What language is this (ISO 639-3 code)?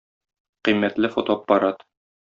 tat